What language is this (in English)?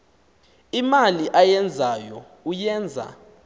Xhosa